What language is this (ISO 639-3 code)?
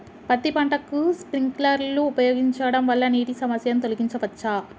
tel